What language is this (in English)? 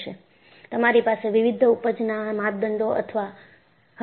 Gujarati